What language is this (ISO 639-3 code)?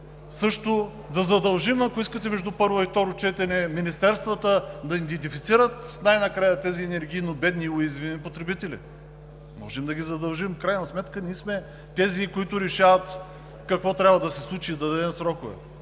bul